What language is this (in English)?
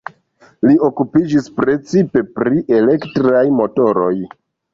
Esperanto